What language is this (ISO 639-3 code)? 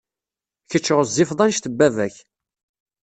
kab